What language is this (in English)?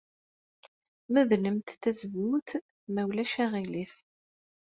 Kabyle